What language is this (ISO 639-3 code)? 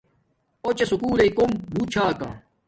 dmk